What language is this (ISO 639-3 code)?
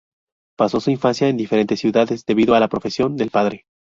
spa